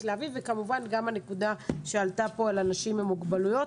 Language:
Hebrew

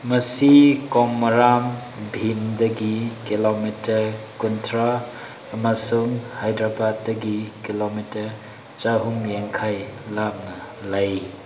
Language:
Manipuri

